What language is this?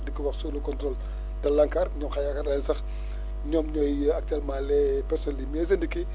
Wolof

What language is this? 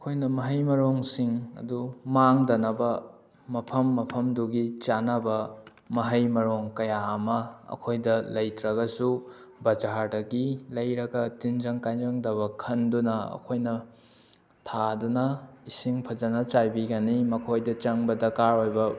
Manipuri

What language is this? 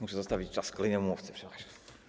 Polish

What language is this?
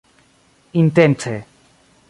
Esperanto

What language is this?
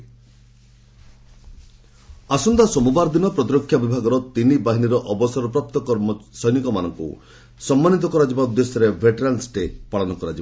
Odia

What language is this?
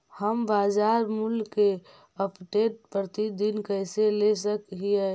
Magahi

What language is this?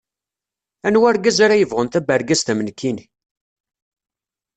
Kabyle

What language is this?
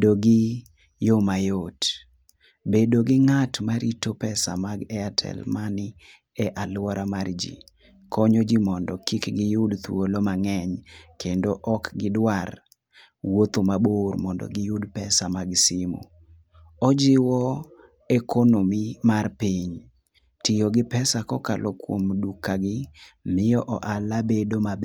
Luo (Kenya and Tanzania)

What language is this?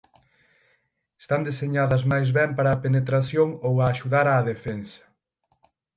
Galician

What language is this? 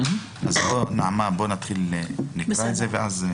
Hebrew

